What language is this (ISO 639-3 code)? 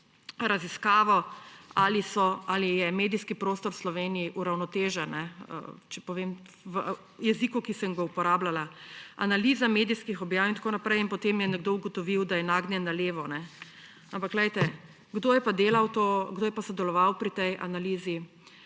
slv